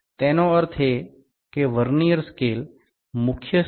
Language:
Gujarati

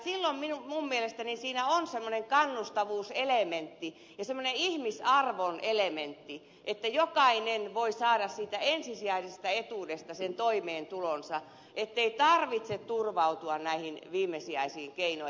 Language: Finnish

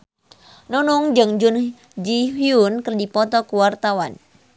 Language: Sundanese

